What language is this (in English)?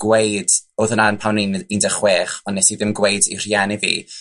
Welsh